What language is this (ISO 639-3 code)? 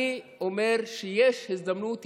heb